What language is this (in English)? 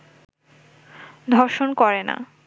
Bangla